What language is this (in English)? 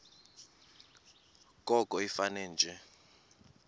Xhosa